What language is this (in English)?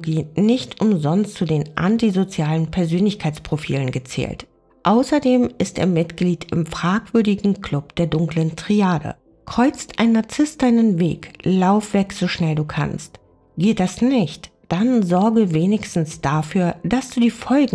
German